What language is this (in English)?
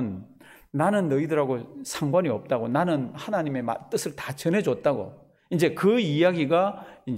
Korean